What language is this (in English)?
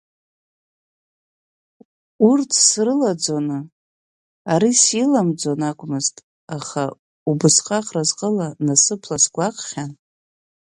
Abkhazian